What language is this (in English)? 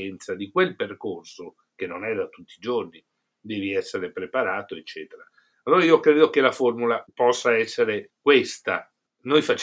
Italian